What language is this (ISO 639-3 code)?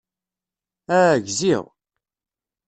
kab